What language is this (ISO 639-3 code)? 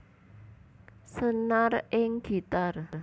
jav